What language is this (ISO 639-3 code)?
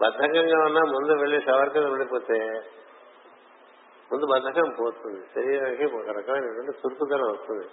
tel